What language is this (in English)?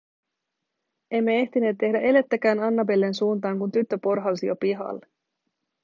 Finnish